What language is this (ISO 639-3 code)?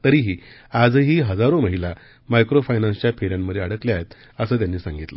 mar